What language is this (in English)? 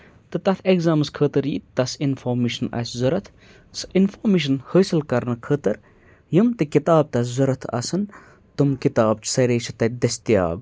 Kashmiri